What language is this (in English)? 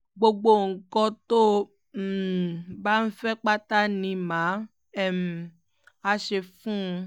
Yoruba